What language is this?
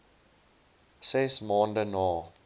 Afrikaans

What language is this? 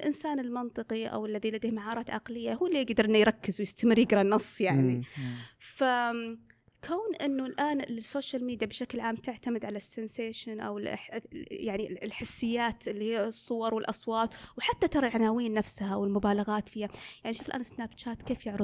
Arabic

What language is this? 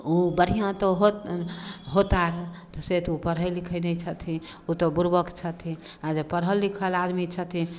Maithili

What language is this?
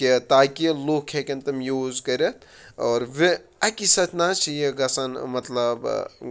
Kashmiri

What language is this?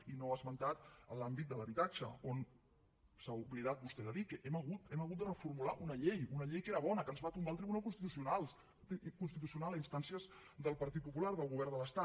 Catalan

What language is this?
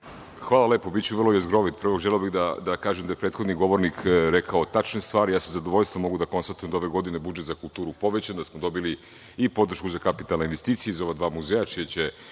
Serbian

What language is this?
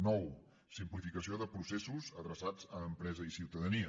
Catalan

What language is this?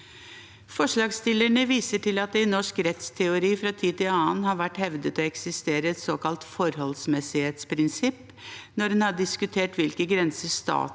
Norwegian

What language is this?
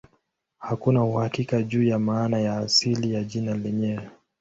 Swahili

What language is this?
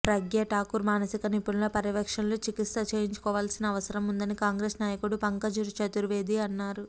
Telugu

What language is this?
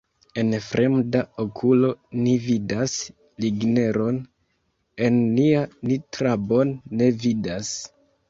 Esperanto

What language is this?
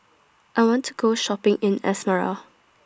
English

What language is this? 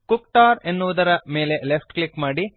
Kannada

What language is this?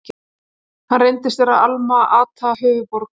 Icelandic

